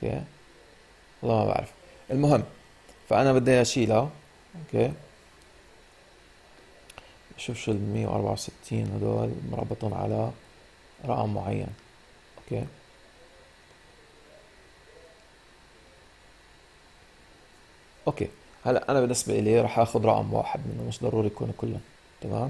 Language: Arabic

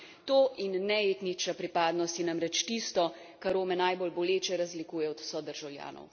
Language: Slovenian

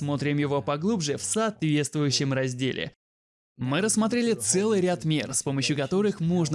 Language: Russian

